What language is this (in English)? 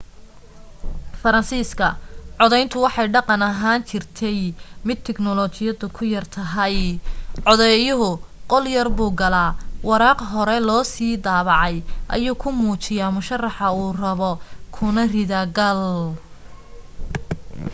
Somali